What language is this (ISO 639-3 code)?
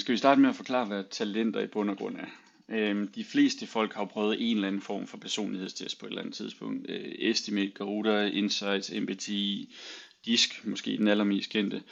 dan